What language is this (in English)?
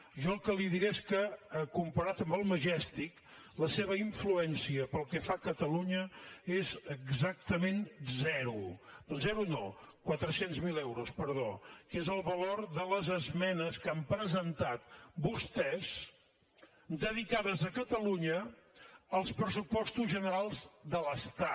Catalan